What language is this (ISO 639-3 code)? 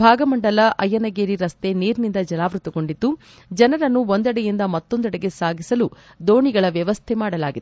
kan